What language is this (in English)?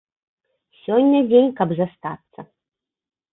Belarusian